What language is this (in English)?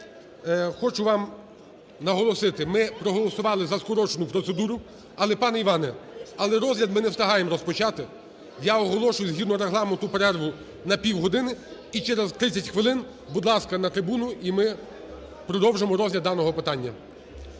Ukrainian